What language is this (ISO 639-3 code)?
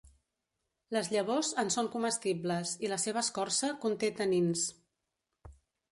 cat